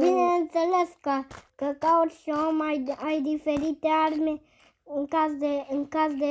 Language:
Romanian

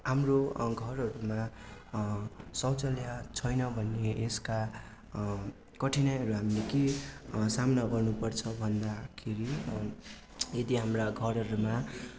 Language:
Nepali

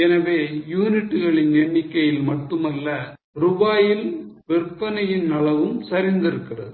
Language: Tamil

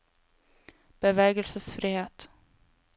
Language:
Norwegian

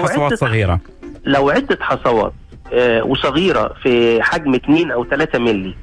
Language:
Arabic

